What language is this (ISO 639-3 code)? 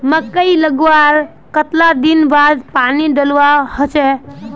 mag